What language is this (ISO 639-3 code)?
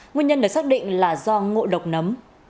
vie